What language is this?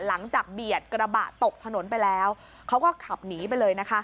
Thai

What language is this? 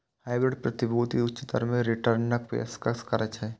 Maithili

